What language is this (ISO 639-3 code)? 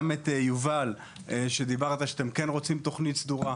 heb